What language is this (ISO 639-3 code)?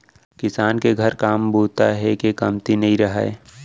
hne